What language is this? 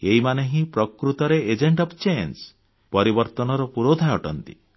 Odia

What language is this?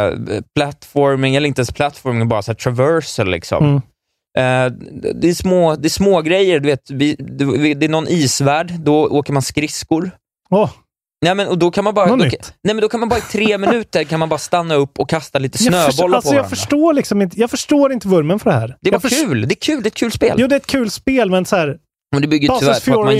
Swedish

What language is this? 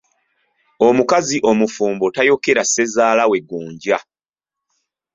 Ganda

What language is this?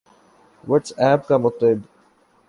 Urdu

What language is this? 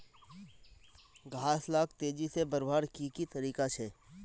Magahi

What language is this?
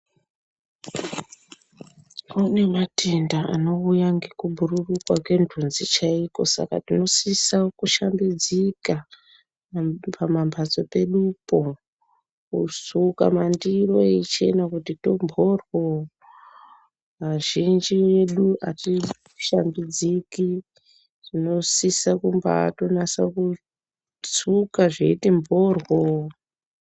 Ndau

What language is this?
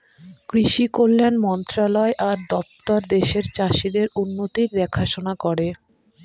Bangla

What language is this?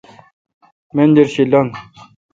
Kalkoti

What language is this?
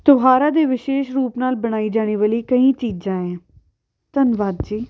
Punjabi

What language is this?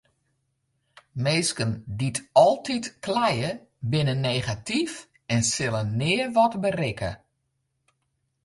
Western Frisian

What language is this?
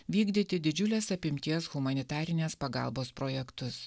Lithuanian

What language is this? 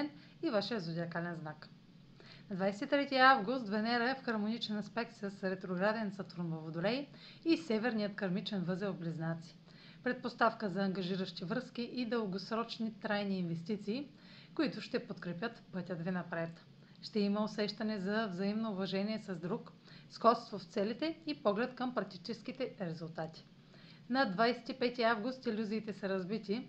Bulgarian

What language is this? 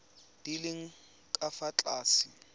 Tswana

